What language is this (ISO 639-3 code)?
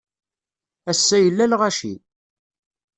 kab